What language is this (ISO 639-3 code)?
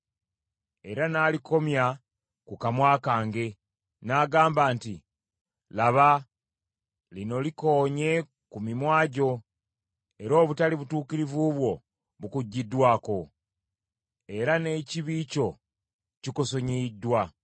lug